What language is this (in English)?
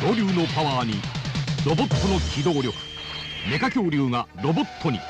Japanese